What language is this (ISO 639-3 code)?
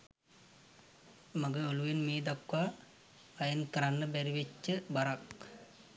sin